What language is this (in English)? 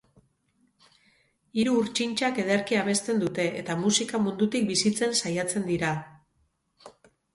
Basque